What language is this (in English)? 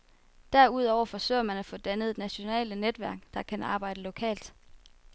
Danish